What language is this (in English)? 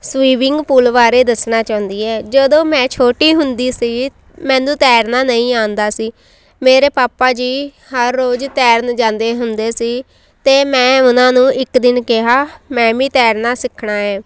Punjabi